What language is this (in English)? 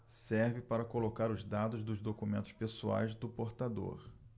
Portuguese